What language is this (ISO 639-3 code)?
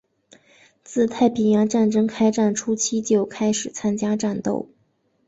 zho